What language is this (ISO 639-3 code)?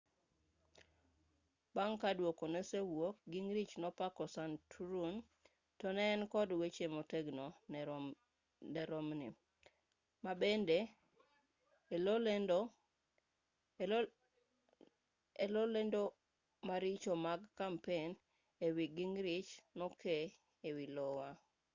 luo